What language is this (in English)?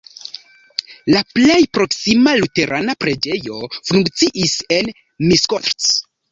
Esperanto